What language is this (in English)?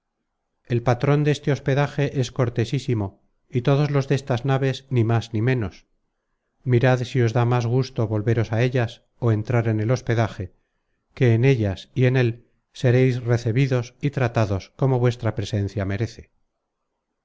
Spanish